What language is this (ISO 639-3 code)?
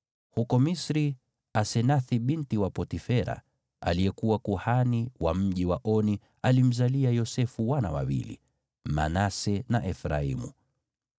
swa